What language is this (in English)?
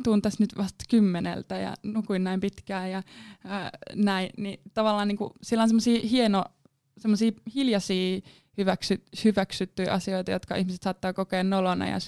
Finnish